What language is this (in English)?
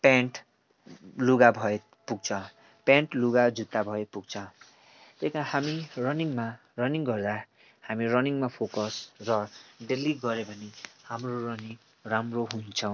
Nepali